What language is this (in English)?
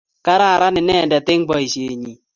Kalenjin